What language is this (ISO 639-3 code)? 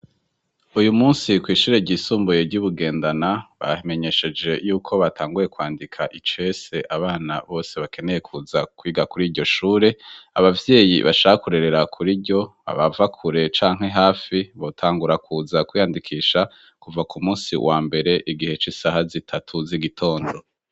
run